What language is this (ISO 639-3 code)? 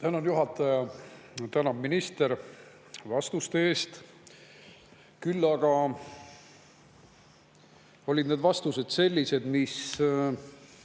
est